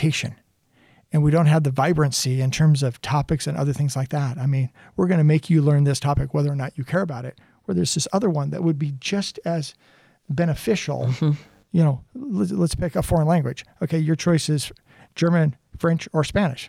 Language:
English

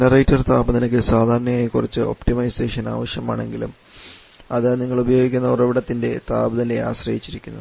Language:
Malayalam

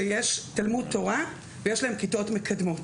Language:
Hebrew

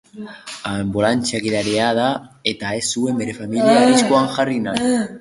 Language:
Basque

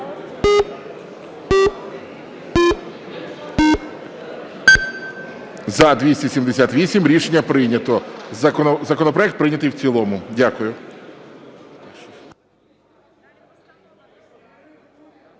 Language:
Ukrainian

